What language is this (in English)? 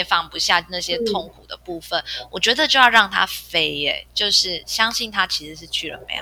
Chinese